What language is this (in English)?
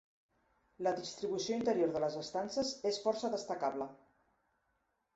Catalan